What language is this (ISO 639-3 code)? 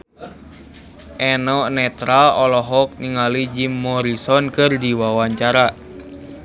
sun